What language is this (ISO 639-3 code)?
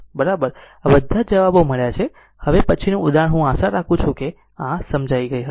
guj